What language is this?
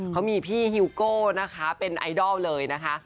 Thai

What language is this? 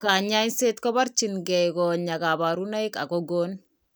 Kalenjin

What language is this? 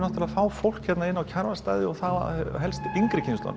Icelandic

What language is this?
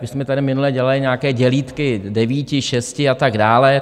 Czech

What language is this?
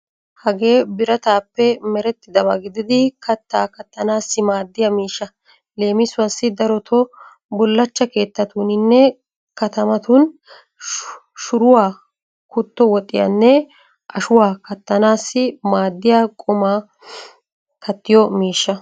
Wolaytta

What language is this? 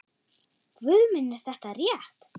Icelandic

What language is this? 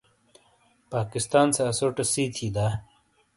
Shina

